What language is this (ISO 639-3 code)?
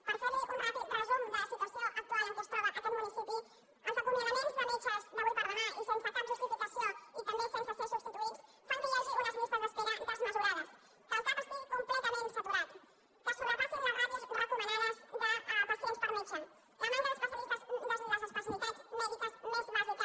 cat